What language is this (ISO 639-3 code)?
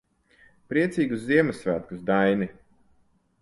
lav